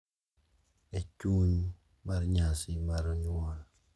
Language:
Luo (Kenya and Tanzania)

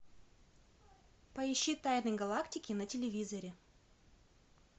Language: Russian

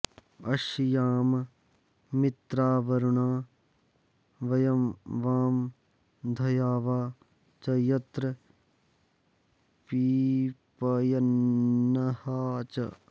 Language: Sanskrit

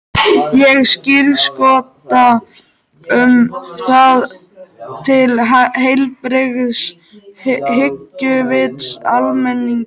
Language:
Icelandic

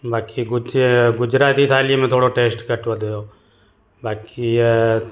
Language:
Sindhi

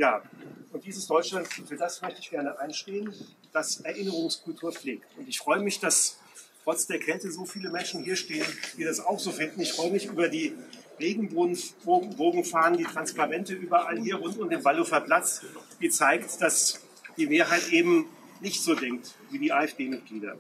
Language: German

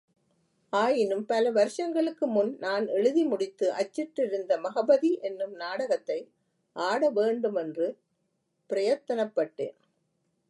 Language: Tamil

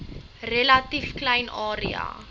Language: Afrikaans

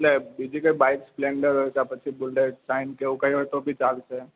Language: Gujarati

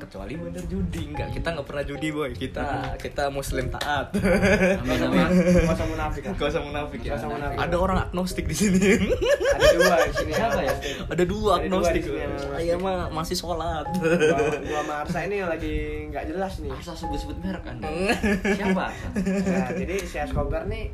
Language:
Indonesian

